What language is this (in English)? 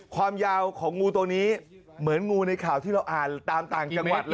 Thai